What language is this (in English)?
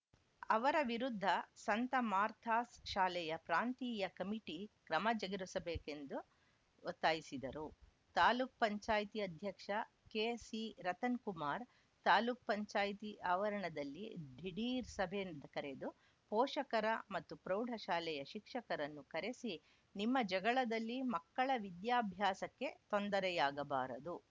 Kannada